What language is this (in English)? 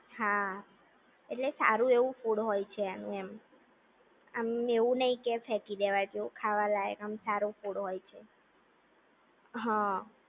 Gujarati